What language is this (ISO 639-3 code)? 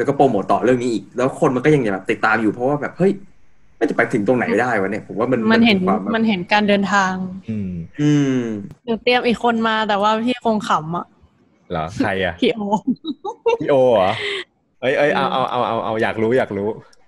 tha